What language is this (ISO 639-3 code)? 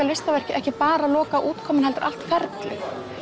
isl